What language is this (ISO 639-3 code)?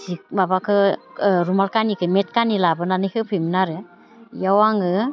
brx